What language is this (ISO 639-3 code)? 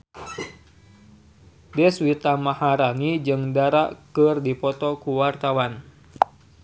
sun